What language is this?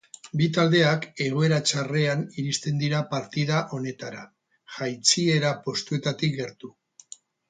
Basque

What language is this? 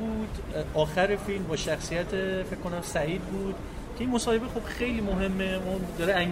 Persian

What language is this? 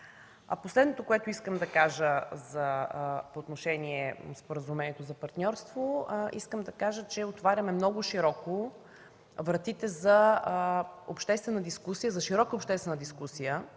Bulgarian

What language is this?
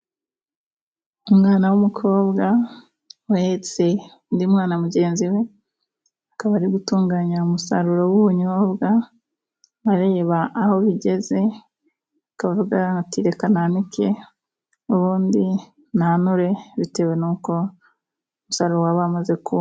Kinyarwanda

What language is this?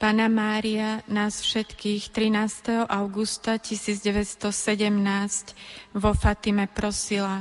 Slovak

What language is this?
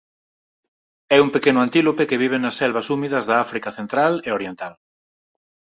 Galician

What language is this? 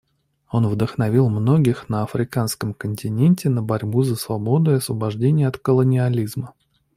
Russian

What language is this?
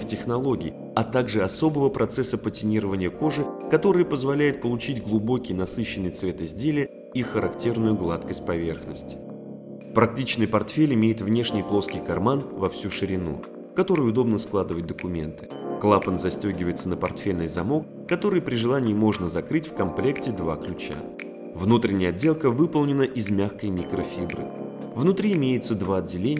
Russian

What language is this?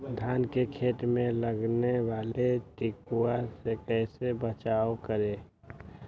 Magahi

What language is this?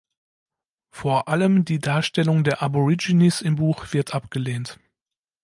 German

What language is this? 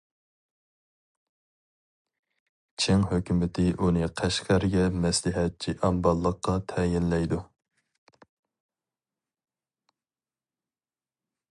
Uyghur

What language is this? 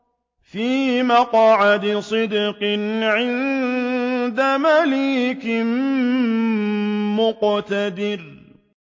Arabic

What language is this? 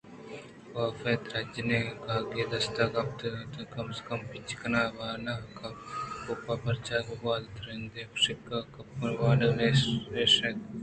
Eastern Balochi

